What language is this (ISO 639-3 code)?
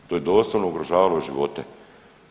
hrv